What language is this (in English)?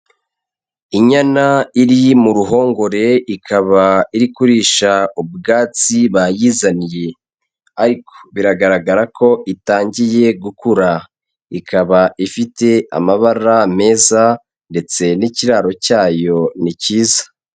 Kinyarwanda